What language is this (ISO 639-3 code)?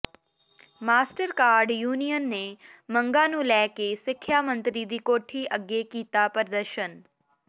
pan